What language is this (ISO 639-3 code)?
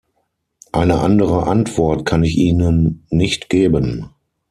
deu